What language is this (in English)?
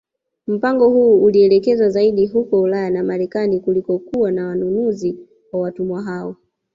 Swahili